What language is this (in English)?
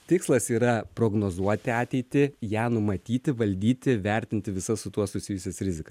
Lithuanian